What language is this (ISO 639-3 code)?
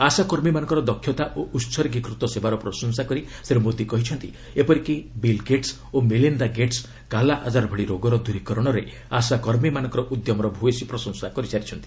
ori